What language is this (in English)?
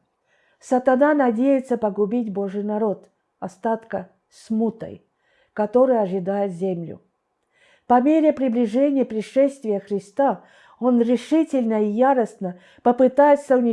Russian